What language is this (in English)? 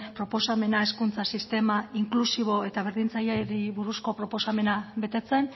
Basque